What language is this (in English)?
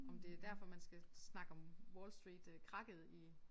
Danish